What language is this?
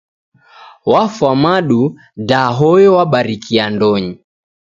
Taita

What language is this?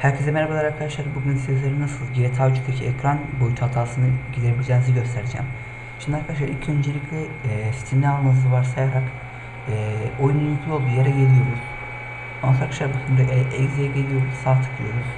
Turkish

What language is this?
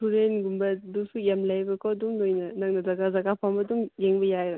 Manipuri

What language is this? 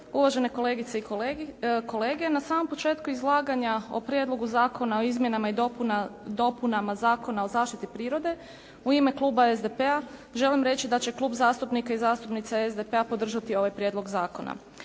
Croatian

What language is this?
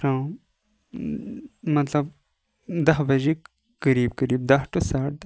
Kashmiri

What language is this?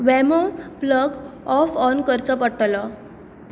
Konkani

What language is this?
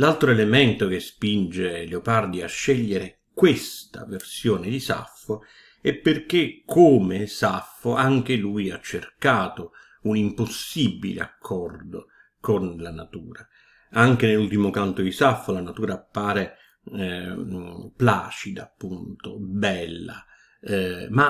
Italian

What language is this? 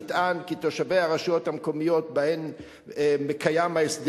Hebrew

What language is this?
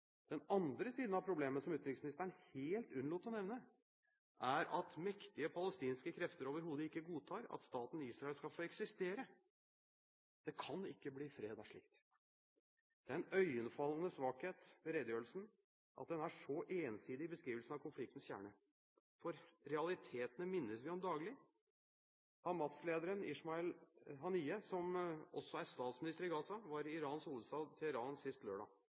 Norwegian Bokmål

